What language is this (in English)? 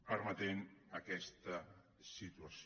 Catalan